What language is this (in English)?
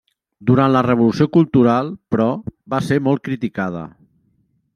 Catalan